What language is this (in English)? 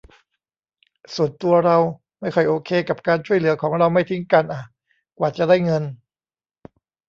Thai